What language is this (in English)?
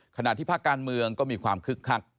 Thai